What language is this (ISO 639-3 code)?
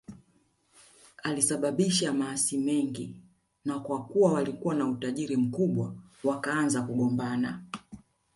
swa